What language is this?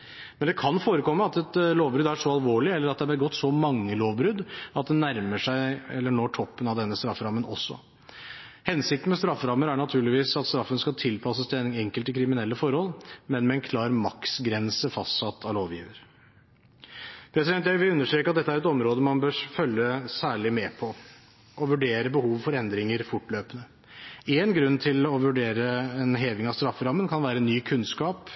Norwegian Bokmål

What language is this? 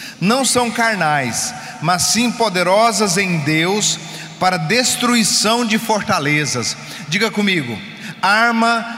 Portuguese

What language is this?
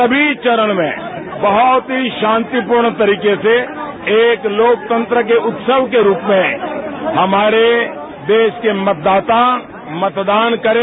Hindi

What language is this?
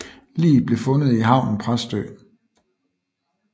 Danish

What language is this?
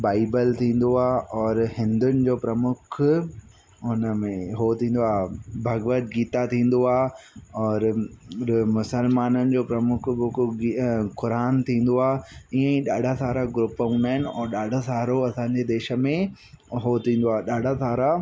Sindhi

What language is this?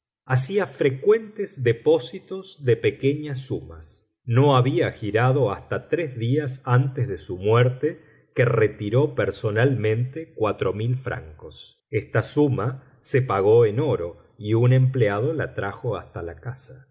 Spanish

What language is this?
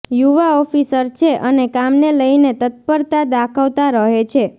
Gujarati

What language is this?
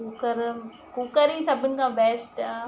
Sindhi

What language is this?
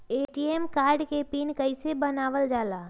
Magahi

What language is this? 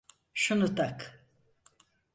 Turkish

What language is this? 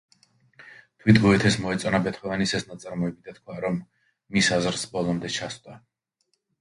Georgian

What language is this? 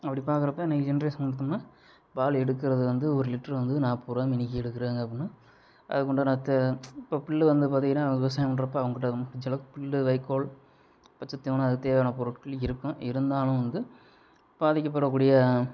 Tamil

